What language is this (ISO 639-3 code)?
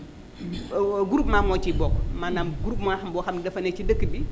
wol